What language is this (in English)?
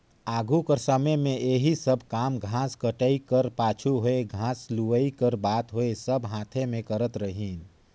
Chhattisgarhi